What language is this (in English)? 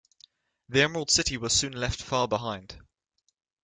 English